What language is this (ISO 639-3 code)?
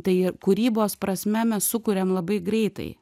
lit